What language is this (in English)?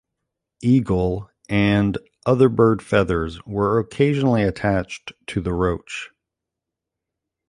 English